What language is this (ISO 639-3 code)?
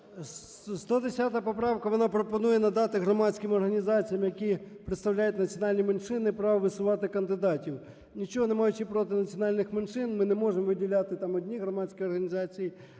ukr